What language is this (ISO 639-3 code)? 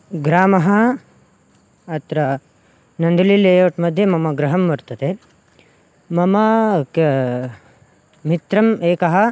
san